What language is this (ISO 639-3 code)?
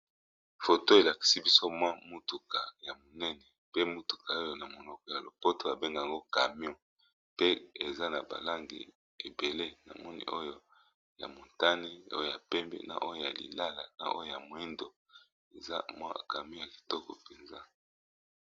lin